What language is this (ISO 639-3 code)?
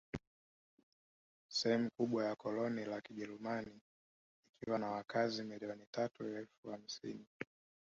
swa